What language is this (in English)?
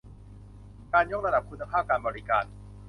Thai